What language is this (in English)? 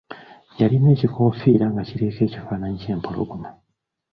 Ganda